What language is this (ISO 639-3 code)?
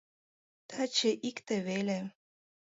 chm